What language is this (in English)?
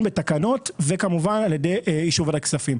Hebrew